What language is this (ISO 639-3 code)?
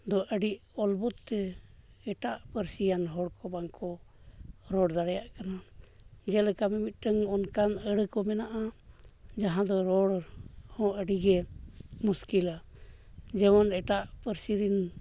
sat